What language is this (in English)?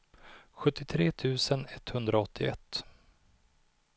Swedish